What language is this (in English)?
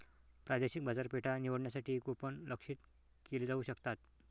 Marathi